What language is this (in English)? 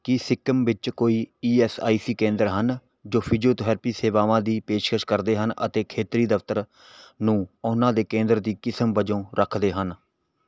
Punjabi